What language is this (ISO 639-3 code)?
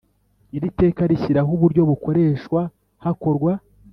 kin